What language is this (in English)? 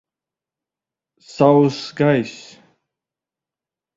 Latvian